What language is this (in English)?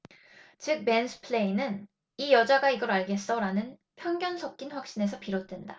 Korean